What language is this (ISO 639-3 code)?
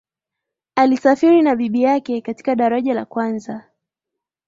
swa